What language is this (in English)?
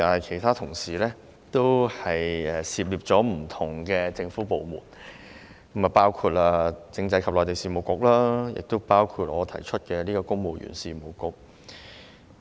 Cantonese